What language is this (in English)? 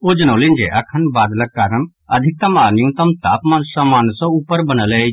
Maithili